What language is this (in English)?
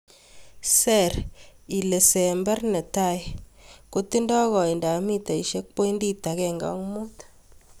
Kalenjin